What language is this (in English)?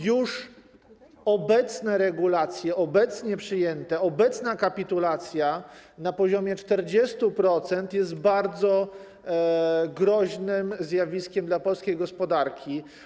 Polish